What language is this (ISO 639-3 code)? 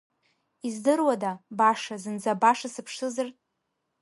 abk